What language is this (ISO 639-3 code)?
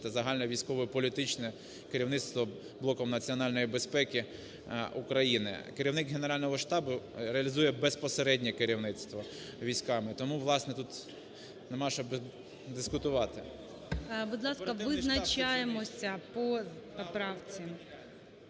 ukr